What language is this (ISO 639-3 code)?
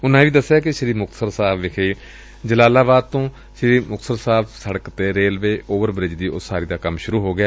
pan